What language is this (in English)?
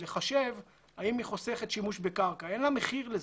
Hebrew